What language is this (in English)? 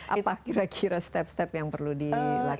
Indonesian